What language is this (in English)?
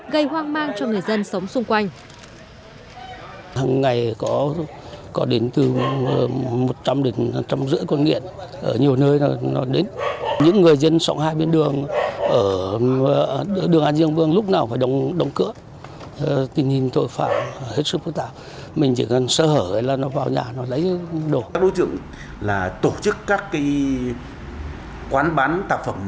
Vietnamese